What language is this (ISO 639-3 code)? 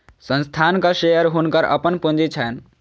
mai